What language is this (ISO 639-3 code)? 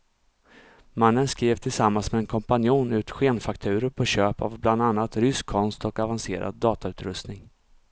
swe